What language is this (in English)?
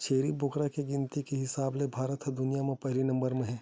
Chhattisgarhi